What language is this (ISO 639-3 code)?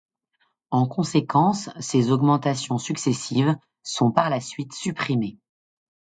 fra